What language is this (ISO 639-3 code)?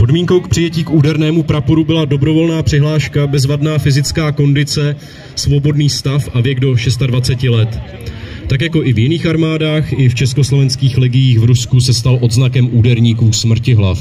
ces